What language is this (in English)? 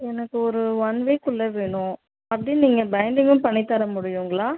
Tamil